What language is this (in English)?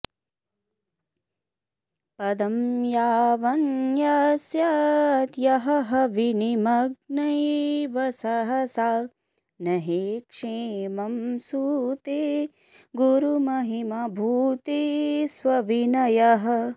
Sanskrit